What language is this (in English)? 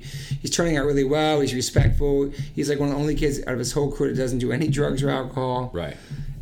English